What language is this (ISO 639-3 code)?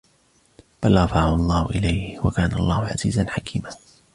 ara